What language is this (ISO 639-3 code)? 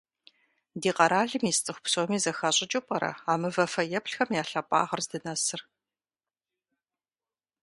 kbd